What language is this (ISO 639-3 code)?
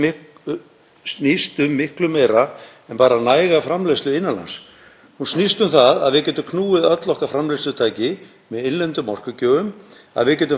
isl